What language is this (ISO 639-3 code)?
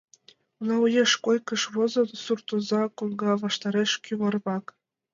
chm